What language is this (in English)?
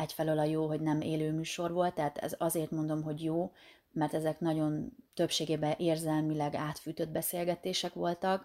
Hungarian